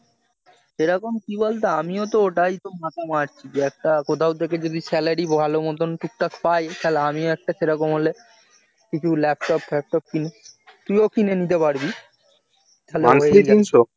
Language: Bangla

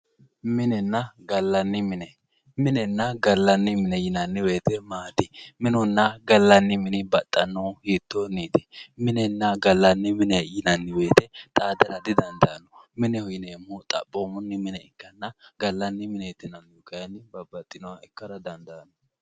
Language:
Sidamo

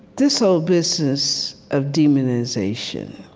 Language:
English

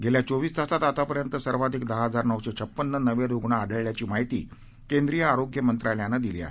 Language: Marathi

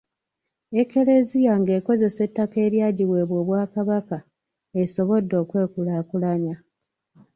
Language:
Ganda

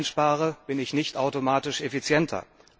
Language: German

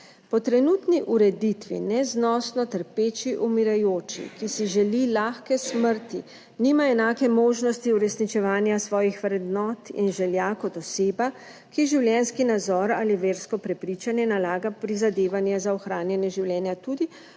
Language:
Slovenian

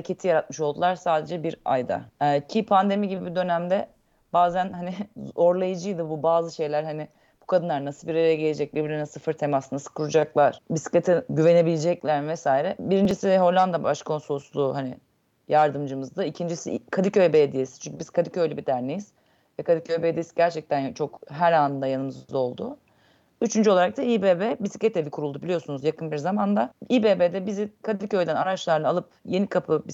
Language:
Turkish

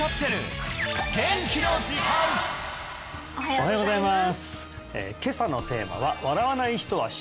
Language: Japanese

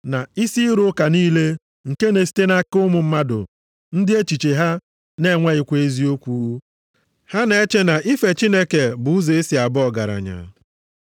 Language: Igbo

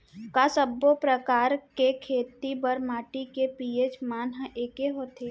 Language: Chhattisgarhi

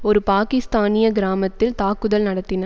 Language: Tamil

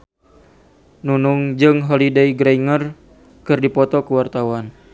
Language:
Sundanese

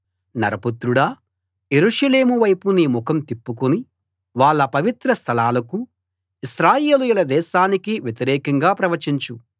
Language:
Telugu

